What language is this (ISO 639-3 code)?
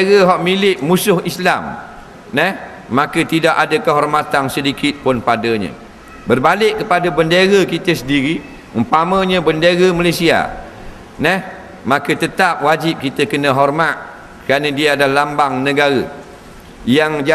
msa